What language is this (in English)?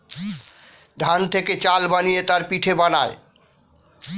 Bangla